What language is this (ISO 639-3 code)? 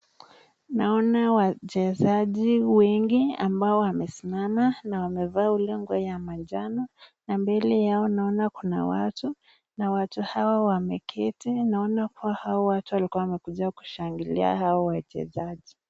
swa